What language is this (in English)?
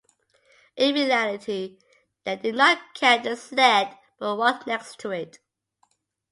English